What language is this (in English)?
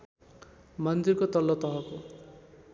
Nepali